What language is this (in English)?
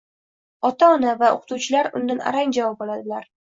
Uzbek